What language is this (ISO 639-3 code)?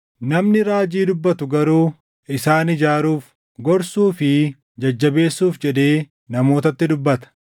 orm